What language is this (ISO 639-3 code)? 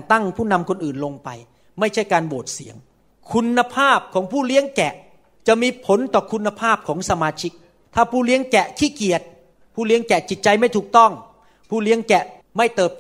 tha